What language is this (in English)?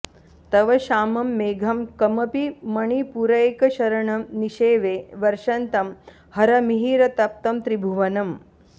Sanskrit